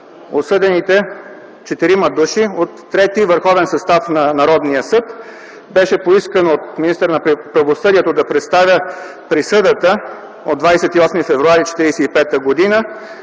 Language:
Bulgarian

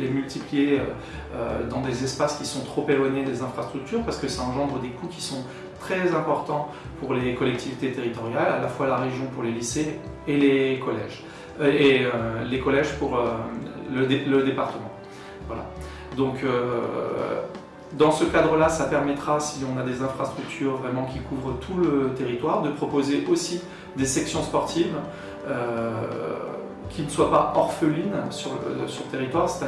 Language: French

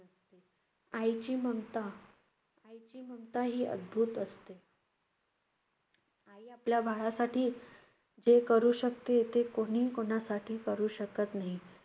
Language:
Marathi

